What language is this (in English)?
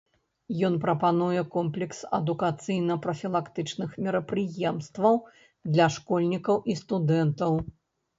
Belarusian